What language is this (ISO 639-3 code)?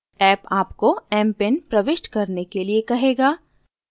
hin